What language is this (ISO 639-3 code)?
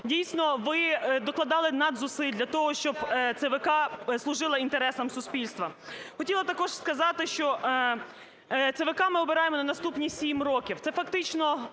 ukr